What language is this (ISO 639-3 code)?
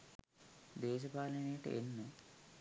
sin